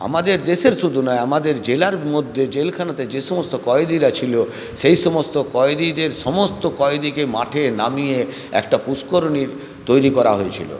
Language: Bangla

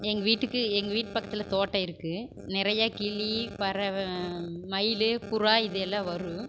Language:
Tamil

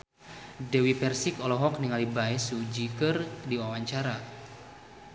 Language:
Sundanese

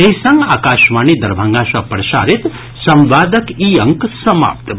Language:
Maithili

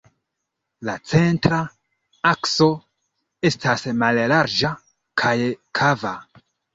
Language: Esperanto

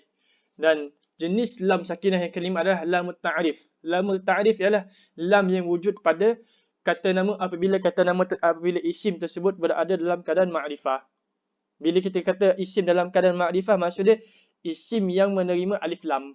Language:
Malay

